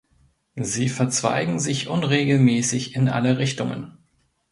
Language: German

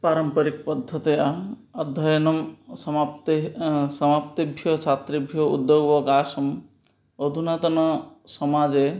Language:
Sanskrit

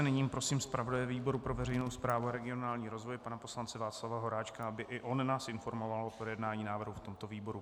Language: Czech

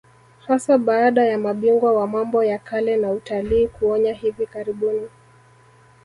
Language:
Swahili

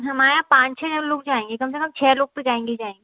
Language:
Hindi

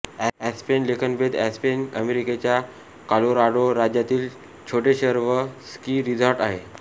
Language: Marathi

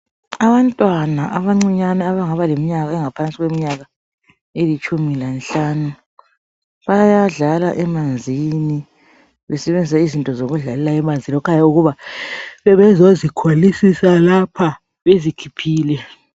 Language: North Ndebele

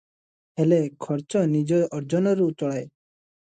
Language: Odia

